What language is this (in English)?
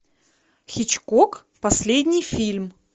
Russian